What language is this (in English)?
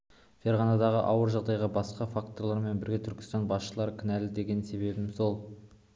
Kazakh